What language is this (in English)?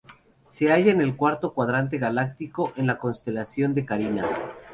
Spanish